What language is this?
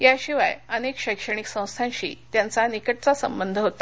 Marathi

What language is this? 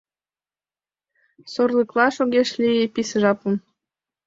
Mari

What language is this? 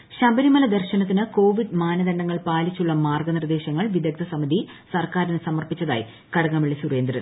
Malayalam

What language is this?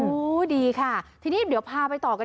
Thai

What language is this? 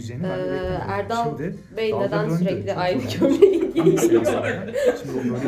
Turkish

